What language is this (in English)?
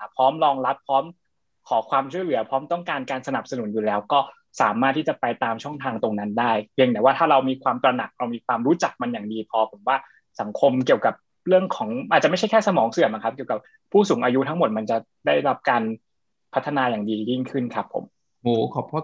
Thai